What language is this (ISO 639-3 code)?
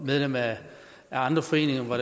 dan